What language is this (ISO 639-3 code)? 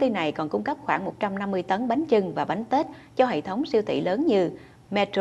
vie